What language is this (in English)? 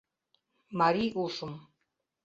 Mari